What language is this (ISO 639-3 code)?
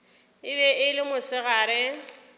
nso